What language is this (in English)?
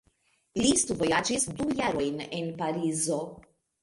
Esperanto